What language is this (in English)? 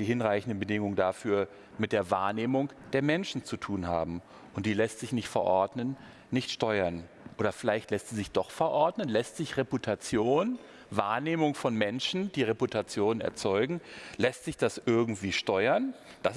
German